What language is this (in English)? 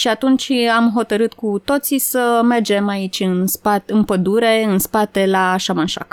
Romanian